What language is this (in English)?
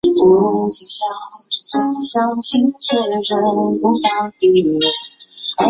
Chinese